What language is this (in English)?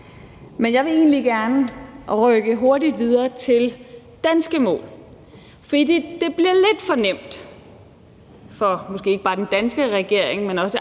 Danish